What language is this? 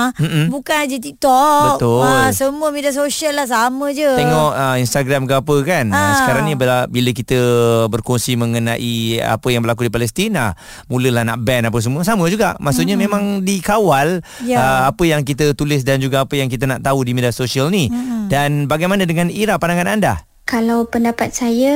Malay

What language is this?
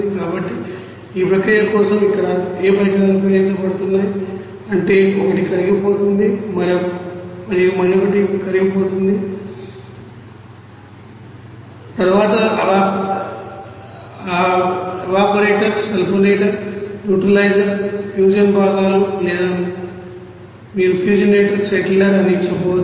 Telugu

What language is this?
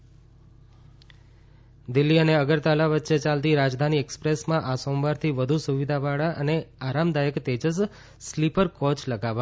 Gujarati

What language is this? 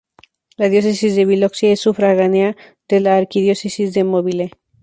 Spanish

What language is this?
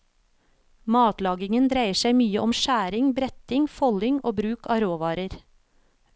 Norwegian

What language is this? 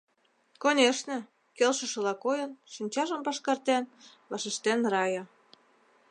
Mari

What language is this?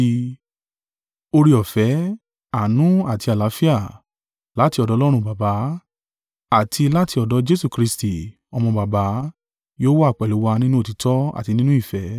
Yoruba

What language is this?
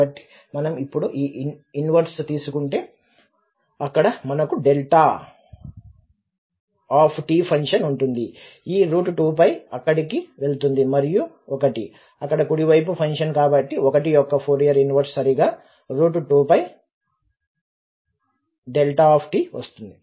Telugu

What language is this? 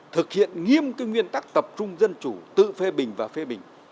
Vietnamese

